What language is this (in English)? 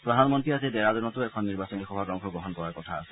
Assamese